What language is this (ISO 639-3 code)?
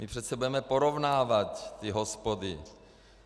ces